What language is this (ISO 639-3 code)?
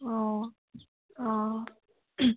asm